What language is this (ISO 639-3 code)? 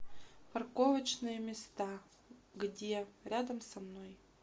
rus